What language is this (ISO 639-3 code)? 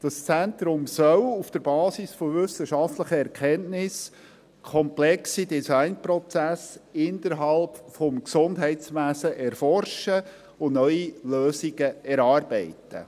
gsw